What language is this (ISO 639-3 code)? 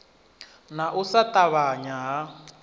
ven